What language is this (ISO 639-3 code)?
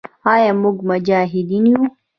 pus